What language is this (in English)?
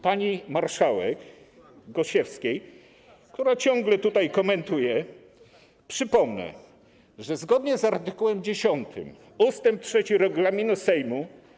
Polish